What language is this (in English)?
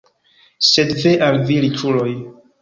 Esperanto